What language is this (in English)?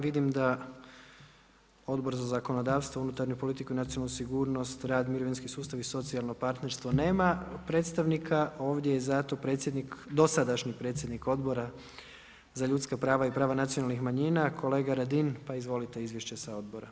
Croatian